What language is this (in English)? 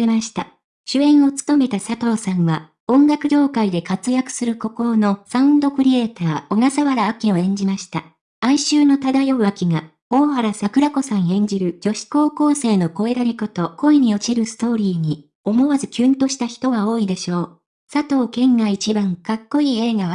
Japanese